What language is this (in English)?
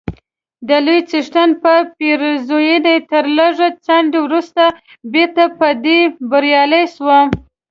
Pashto